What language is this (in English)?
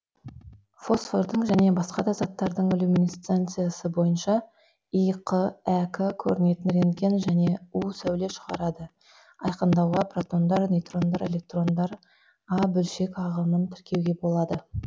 Kazakh